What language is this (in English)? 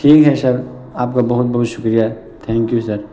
Urdu